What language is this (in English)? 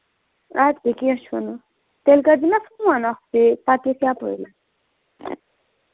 Kashmiri